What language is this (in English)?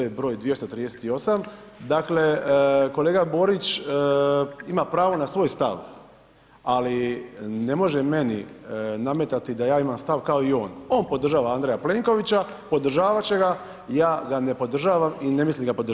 Croatian